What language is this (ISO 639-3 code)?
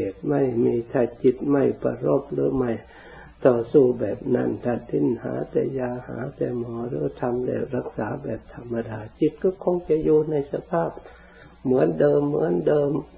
tha